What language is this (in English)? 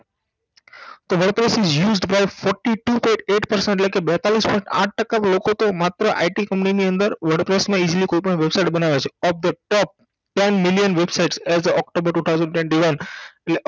Gujarati